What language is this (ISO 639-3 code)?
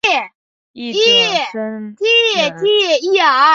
zho